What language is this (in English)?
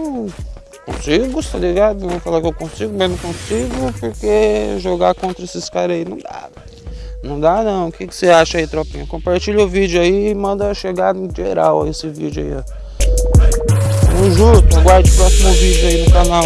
Portuguese